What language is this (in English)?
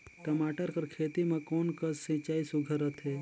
Chhattisgarhi